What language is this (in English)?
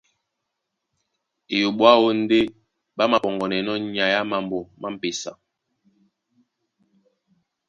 Duala